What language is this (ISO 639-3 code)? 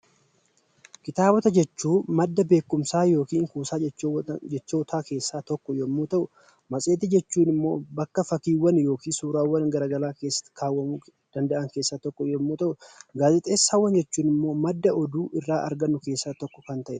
orm